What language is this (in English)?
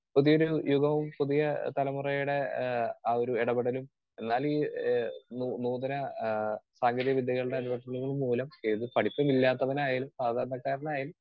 Malayalam